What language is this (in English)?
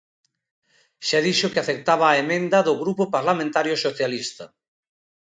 Galician